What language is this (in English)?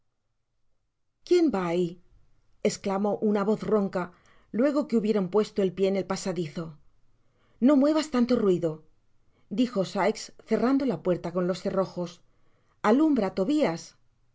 Spanish